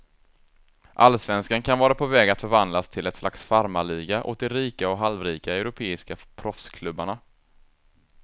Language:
Swedish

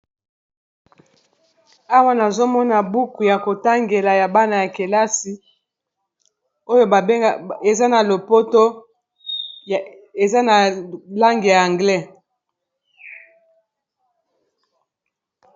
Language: Lingala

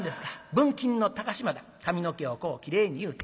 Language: Japanese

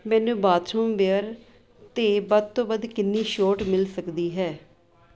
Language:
Punjabi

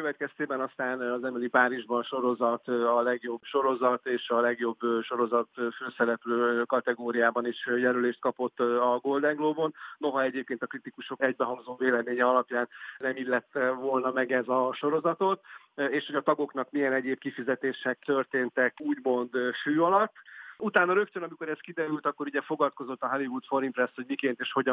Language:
Hungarian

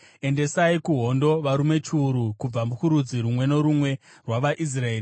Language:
Shona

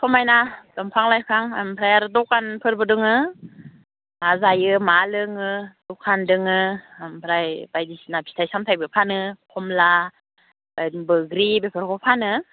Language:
Bodo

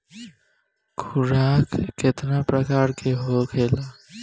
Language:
Bhojpuri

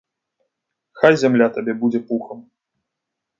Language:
Belarusian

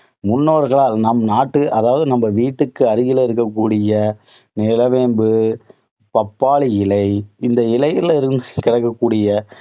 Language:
Tamil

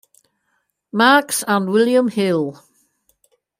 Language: English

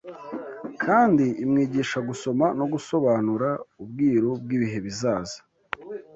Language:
Kinyarwanda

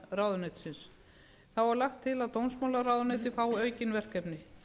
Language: Icelandic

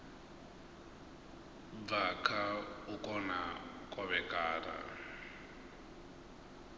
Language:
Venda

